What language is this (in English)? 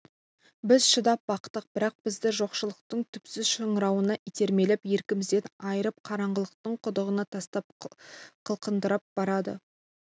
Kazakh